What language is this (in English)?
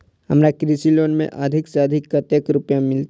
Maithili